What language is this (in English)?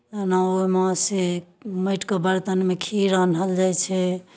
Maithili